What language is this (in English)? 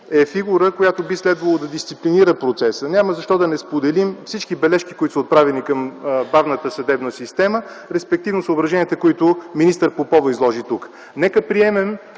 Bulgarian